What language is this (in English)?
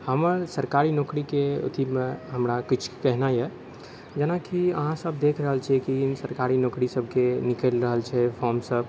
Maithili